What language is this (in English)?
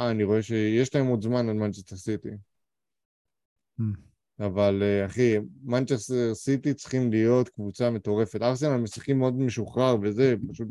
Hebrew